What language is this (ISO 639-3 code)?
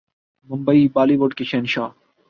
urd